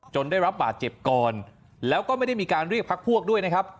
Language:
Thai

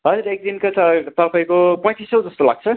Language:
Nepali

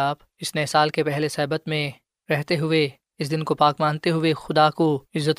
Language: Urdu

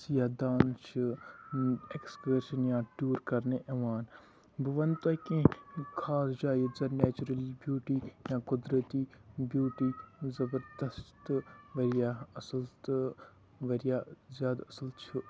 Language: Kashmiri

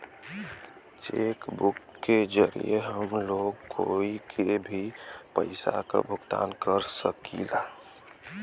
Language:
Bhojpuri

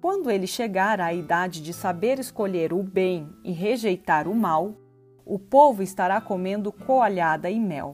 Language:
Portuguese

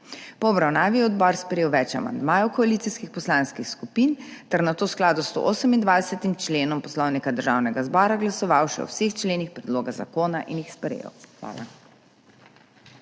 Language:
Slovenian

